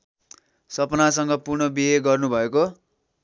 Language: Nepali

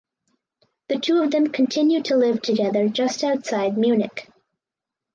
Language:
English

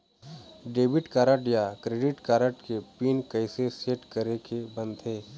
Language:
Chhattisgarhi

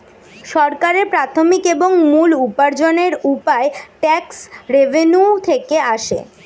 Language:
Bangla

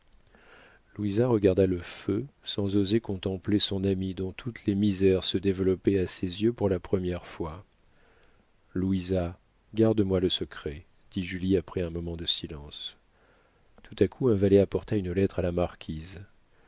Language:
French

